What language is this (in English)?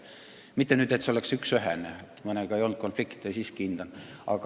Estonian